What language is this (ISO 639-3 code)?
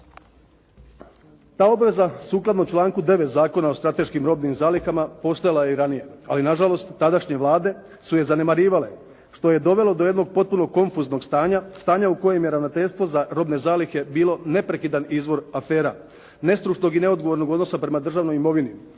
hrv